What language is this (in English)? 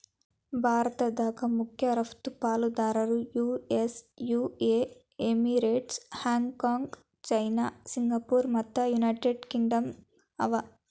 Kannada